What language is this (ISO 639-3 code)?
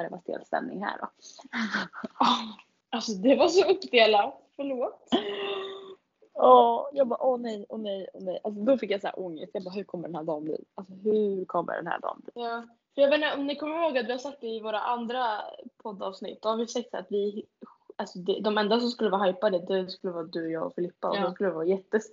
swe